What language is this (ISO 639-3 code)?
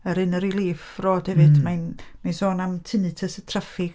cym